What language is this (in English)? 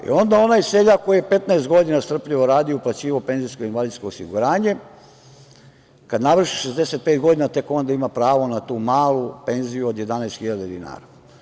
Serbian